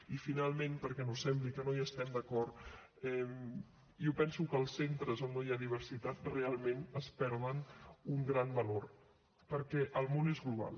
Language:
Catalan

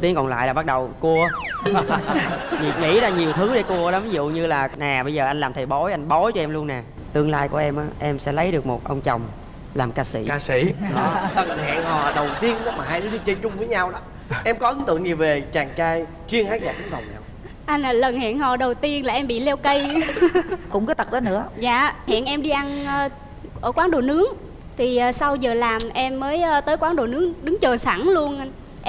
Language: Vietnamese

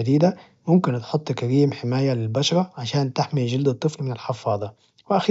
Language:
Najdi Arabic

